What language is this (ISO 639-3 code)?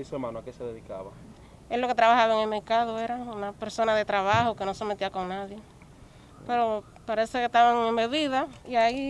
spa